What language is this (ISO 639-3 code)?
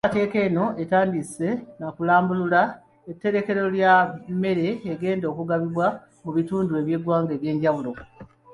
lug